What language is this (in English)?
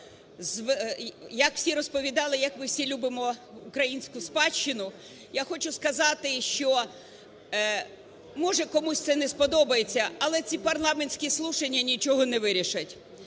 Ukrainian